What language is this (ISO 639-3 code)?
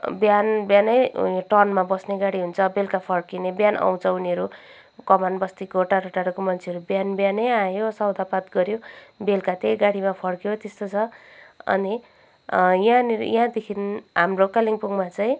nep